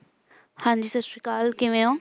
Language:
Punjabi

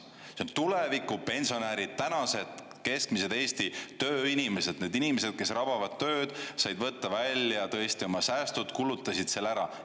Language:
Estonian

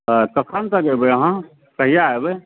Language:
Maithili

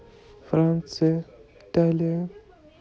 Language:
Russian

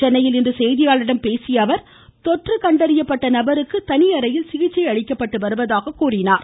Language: Tamil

